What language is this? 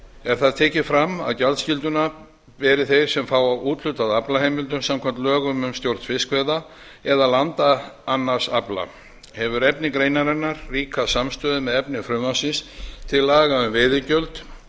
Icelandic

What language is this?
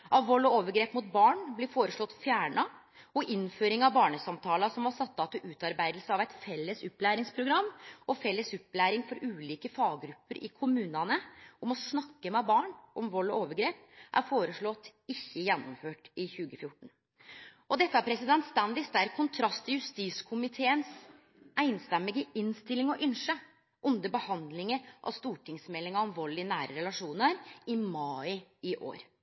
Norwegian Nynorsk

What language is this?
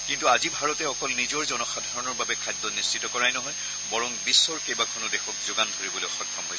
Assamese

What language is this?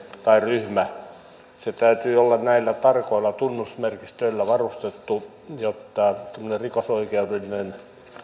Finnish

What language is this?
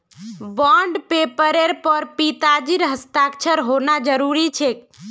Magahi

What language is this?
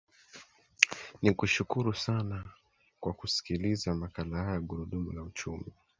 Swahili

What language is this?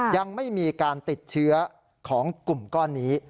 Thai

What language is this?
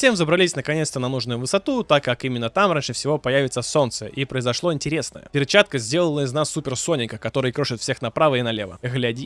Russian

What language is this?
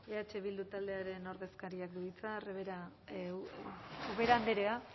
Basque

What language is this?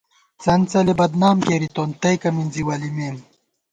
Gawar-Bati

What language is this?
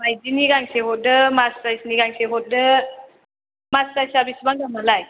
Bodo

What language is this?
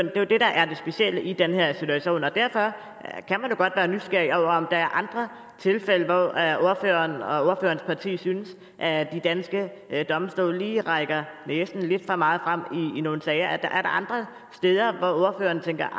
Danish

